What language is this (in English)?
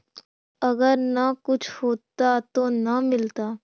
Magahi